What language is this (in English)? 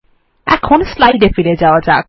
Bangla